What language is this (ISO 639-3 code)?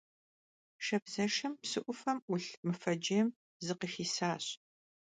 kbd